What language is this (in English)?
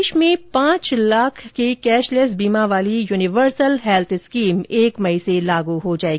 Hindi